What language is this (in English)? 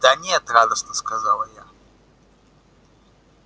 Russian